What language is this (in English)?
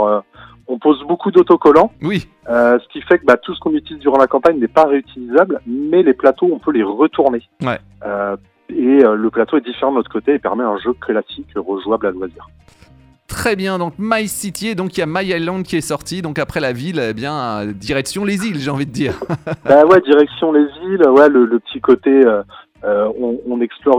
French